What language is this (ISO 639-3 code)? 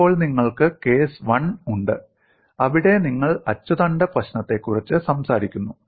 mal